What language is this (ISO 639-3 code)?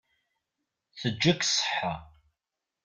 kab